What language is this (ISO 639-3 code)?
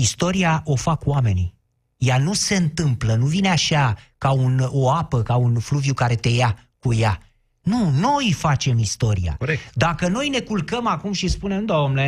ron